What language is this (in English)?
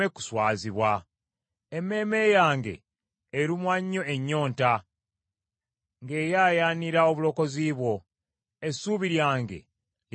Ganda